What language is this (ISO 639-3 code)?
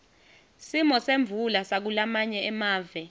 ssw